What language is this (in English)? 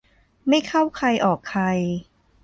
Thai